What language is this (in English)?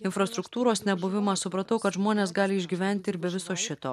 Lithuanian